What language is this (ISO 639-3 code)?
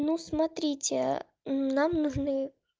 rus